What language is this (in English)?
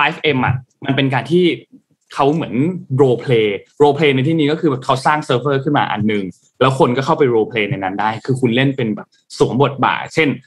Thai